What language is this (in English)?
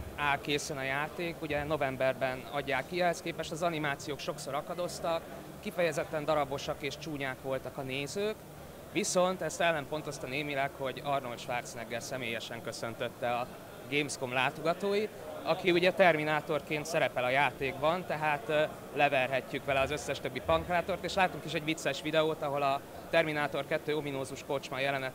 Hungarian